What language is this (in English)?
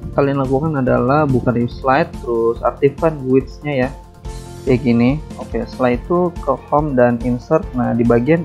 Indonesian